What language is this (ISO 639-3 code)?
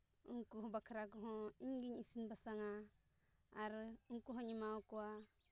sat